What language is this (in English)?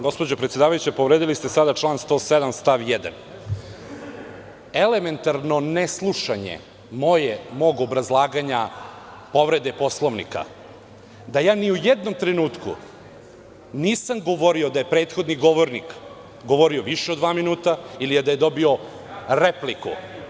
Serbian